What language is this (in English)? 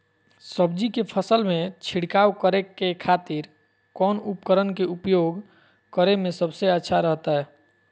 Magahi